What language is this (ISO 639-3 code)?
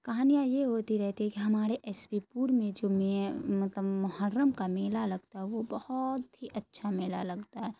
urd